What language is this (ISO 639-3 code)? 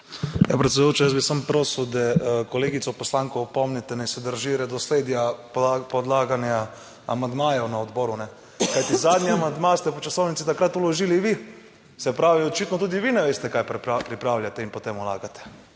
slv